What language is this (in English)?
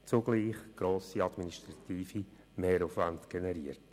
Swiss German